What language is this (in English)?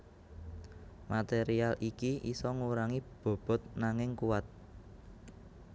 Javanese